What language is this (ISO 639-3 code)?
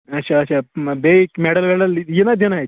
kas